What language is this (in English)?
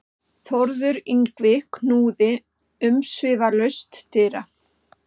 Icelandic